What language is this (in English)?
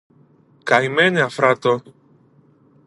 Greek